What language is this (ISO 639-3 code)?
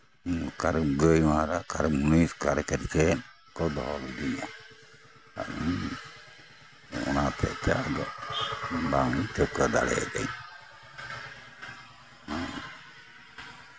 sat